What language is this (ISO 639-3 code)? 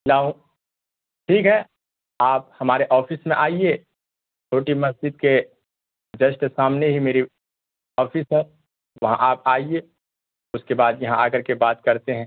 urd